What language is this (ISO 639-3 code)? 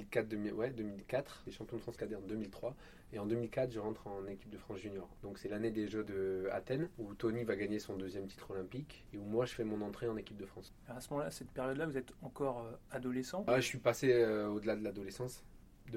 fra